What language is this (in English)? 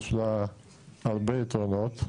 Hebrew